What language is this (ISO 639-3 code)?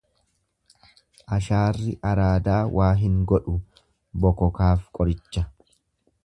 orm